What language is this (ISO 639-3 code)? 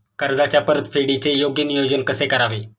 mar